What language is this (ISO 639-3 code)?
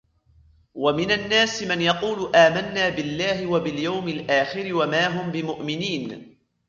ara